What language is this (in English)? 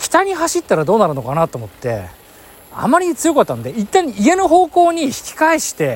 Japanese